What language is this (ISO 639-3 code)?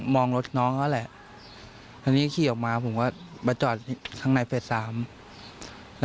tha